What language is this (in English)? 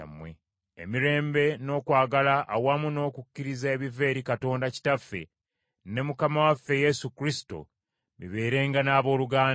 Ganda